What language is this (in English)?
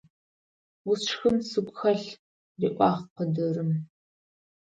Adyghe